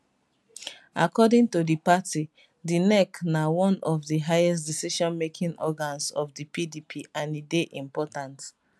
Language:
Nigerian Pidgin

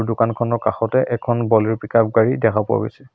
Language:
Assamese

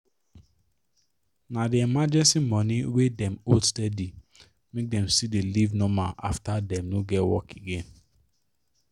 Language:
Nigerian Pidgin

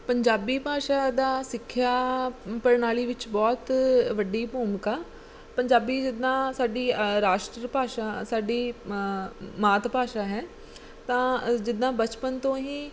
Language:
Punjabi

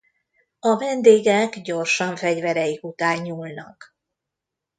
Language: Hungarian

